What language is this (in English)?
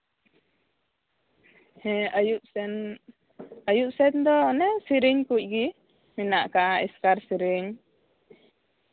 Santali